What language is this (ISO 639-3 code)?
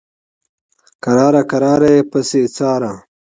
pus